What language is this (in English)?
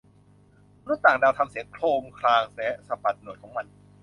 Thai